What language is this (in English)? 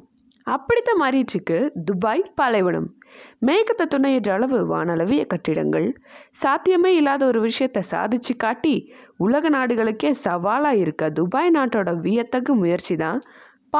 Tamil